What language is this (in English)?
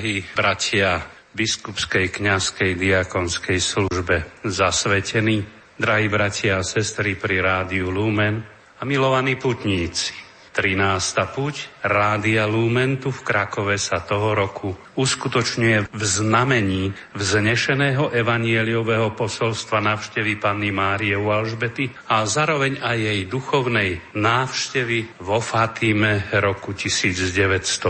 Slovak